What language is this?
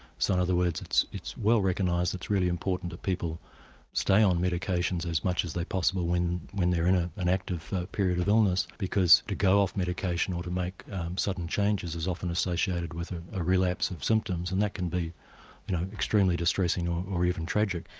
English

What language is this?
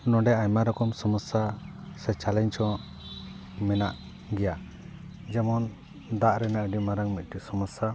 Santali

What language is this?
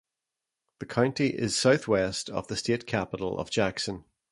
English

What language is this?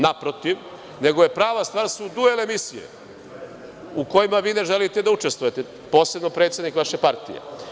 Serbian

